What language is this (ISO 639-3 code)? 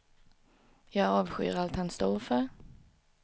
swe